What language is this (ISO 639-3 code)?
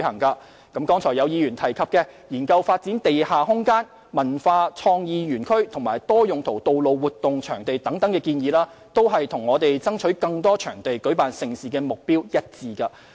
yue